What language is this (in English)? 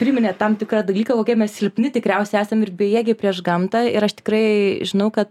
Lithuanian